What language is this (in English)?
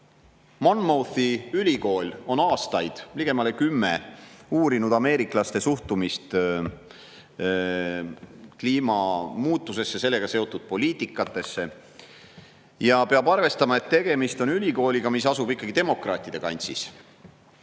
Estonian